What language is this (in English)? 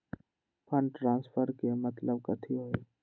Magahi